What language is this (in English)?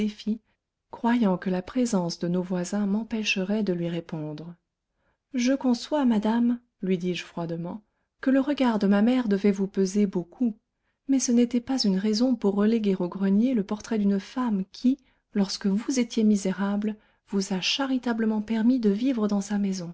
French